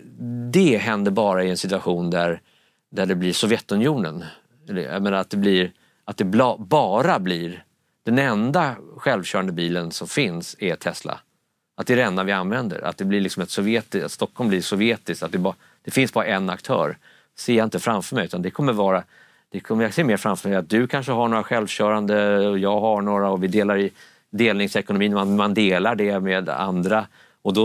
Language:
Swedish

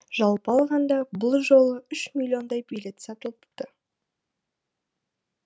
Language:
Kazakh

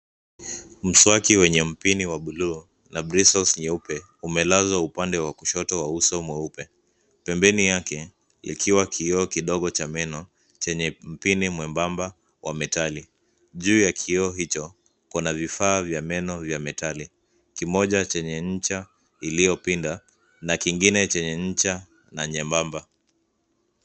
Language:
Swahili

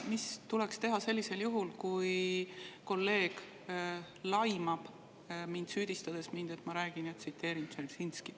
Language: Estonian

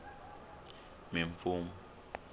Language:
Tsonga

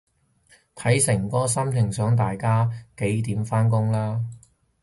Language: Cantonese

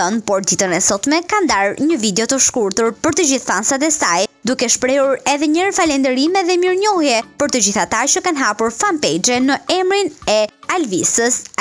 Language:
Romanian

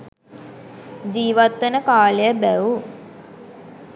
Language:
Sinhala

